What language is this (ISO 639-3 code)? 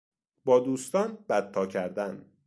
fas